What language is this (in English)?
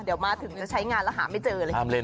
Thai